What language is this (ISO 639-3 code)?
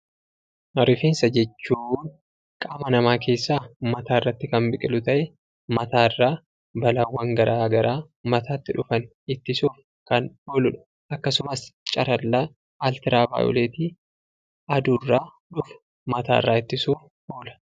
orm